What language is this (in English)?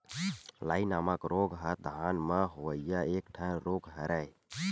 Chhattisgarhi